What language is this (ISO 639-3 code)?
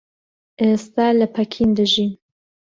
ckb